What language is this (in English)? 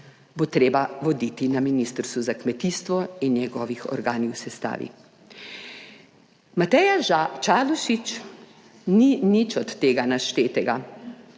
Slovenian